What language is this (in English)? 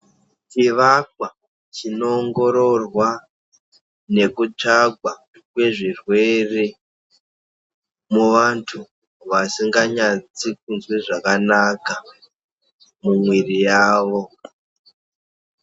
Ndau